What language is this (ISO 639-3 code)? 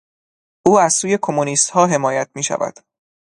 fas